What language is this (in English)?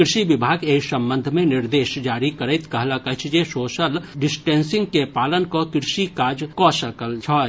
Maithili